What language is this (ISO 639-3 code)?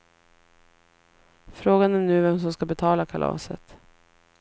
swe